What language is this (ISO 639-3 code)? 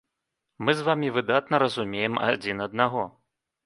bel